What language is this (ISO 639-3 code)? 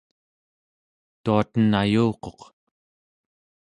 esu